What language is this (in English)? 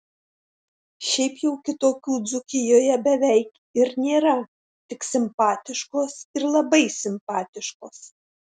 Lithuanian